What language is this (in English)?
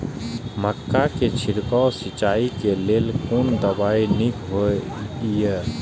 Maithili